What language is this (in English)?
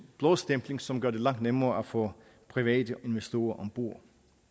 Danish